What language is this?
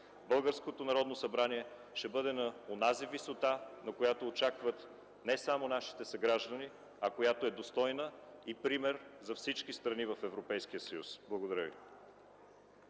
Bulgarian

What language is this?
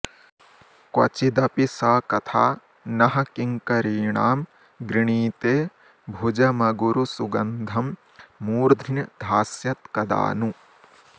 Sanskrit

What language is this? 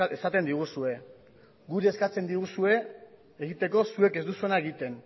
Basque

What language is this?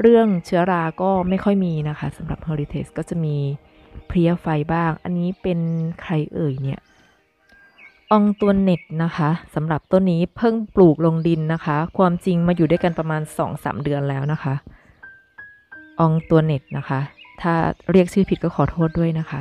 Thai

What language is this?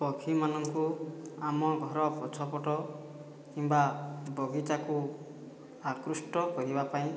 Odia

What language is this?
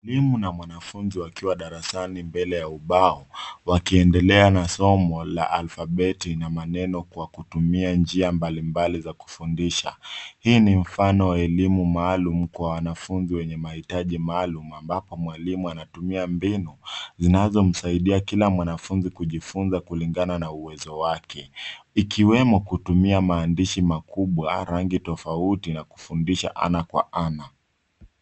Swahili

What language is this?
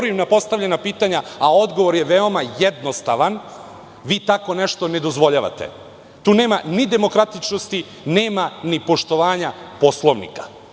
Serbian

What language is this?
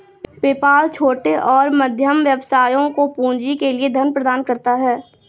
Hindi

